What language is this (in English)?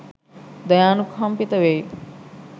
Sinhala